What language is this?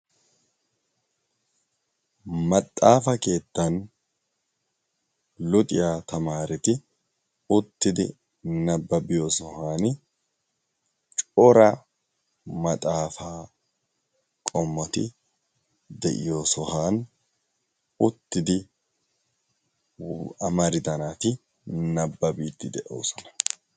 Wolaytta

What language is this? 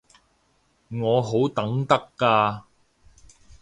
Cantonese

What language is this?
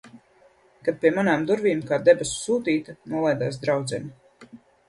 Latvian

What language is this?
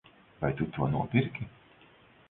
Latvian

